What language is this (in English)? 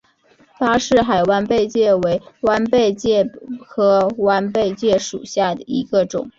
Chinese